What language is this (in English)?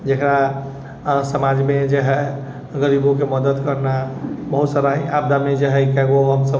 Maithili